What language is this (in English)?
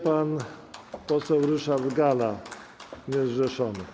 Polish